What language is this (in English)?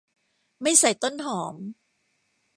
Thai